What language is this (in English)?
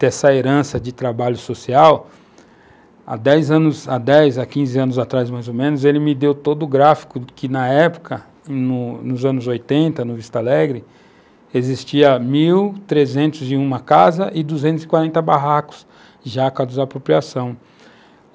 Portuguese